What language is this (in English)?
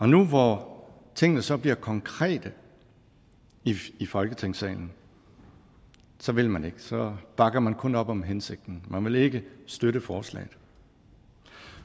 Danish